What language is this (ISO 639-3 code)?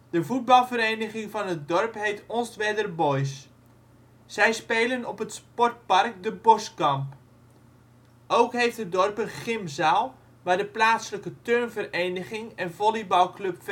nld